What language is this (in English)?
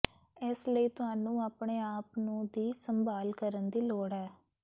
Punjabi